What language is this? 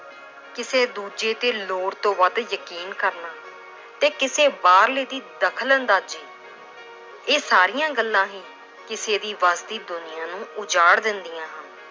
Punjabi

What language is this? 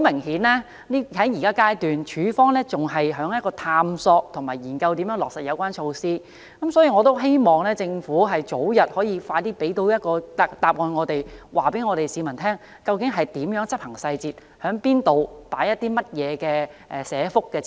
Cantonese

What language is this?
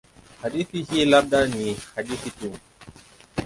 Swahili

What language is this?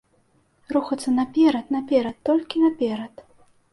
Belarusian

